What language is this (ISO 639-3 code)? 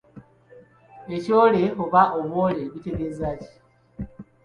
lug